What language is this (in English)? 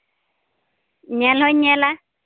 Santali